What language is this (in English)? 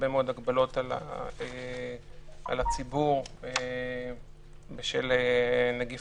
Hebrew